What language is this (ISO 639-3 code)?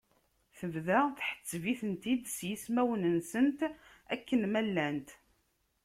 kab